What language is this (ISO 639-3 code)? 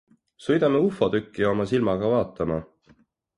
est